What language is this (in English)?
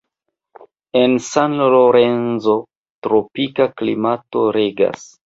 Esperanto